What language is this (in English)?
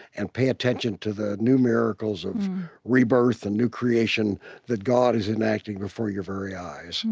English